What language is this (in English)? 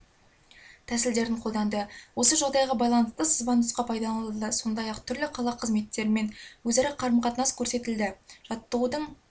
Kazakh